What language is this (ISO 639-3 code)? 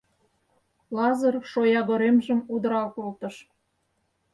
chm